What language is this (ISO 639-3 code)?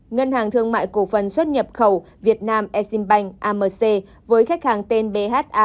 vie